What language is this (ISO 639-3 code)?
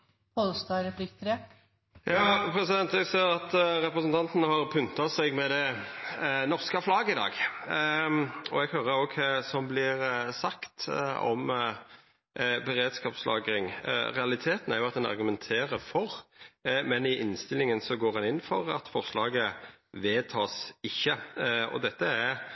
nor